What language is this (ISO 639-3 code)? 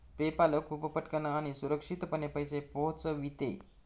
mar